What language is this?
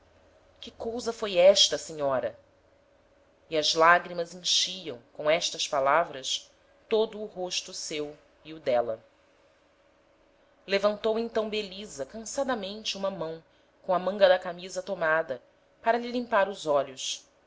Portuguese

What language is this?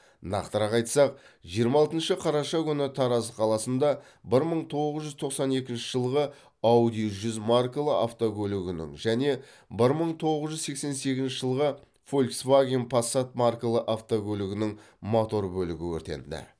Kazakh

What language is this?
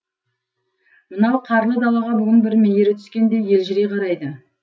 Kazakh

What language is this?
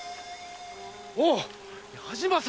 Japanese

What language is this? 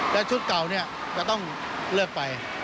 Thai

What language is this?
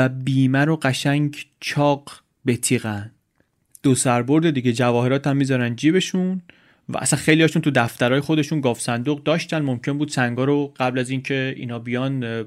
Persian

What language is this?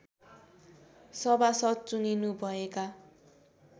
Nepali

